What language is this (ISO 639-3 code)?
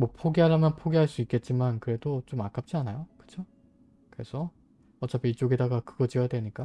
kor